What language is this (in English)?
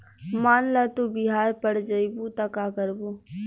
Bhojpuri